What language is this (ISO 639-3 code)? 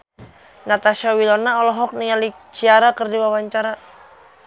sun